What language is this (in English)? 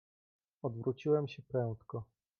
Polish